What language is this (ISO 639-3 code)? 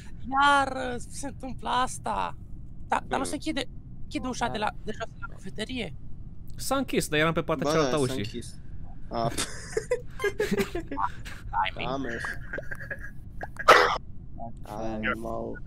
ron